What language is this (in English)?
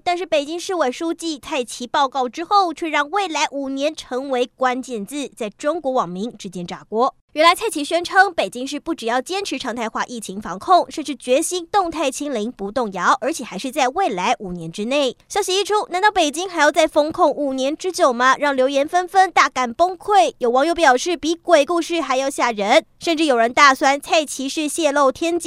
Chinese